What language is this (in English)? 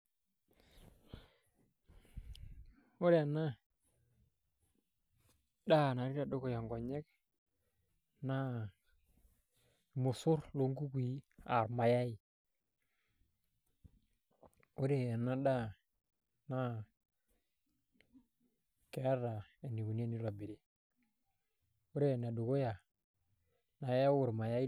Masai